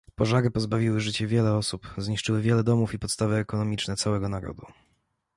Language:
Polish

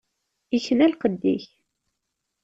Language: Kabyle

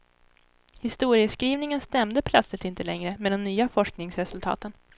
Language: Swedish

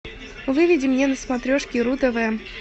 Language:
Russian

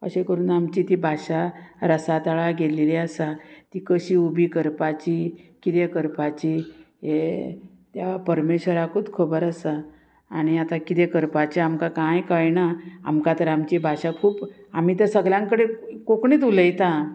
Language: Konkani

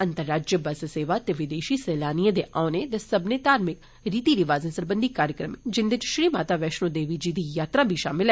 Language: Dogri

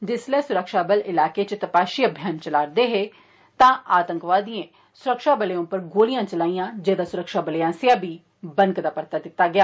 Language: Dogri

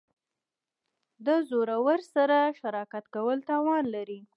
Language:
Pashto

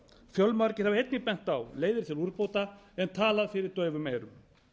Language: Icelandic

